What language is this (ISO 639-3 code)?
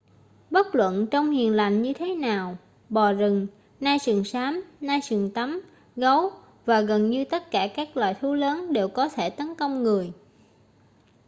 vie